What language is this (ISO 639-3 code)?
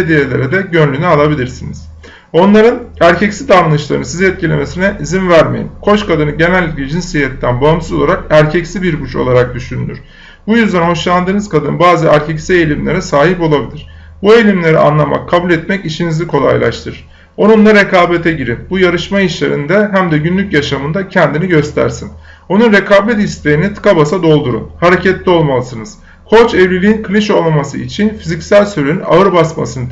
tur